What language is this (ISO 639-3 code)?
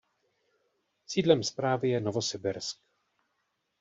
ces